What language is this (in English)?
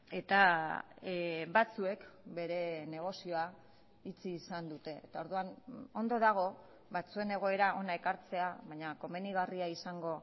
Basque